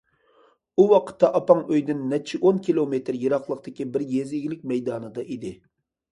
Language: Uyghur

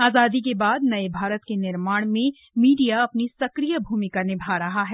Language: Hindi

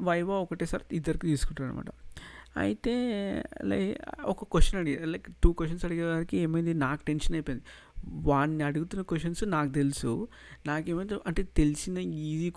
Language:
Telugu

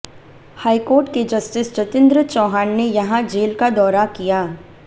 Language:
Hindi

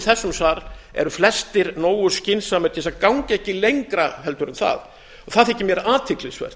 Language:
Icelandic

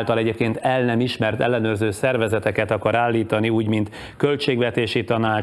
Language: Hungarian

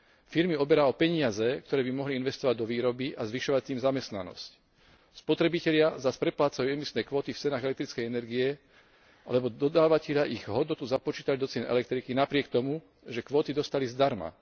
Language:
Slovak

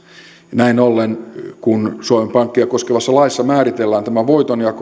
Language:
Finnish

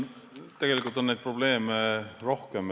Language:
Estonian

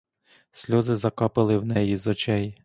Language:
Ukrainian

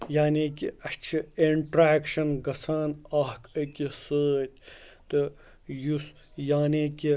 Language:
Kashmiri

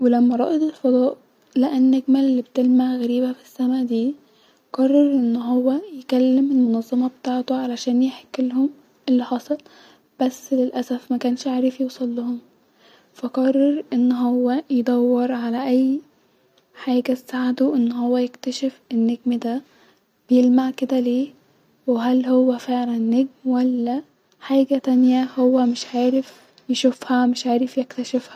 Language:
Egyptian Arabic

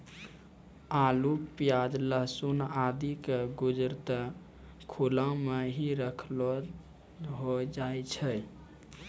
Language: Maithili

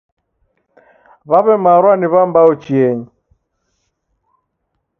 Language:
Taita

